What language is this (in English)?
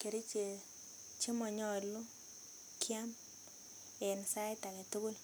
Kalenjin